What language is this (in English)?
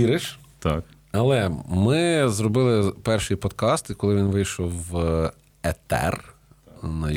Ukrainian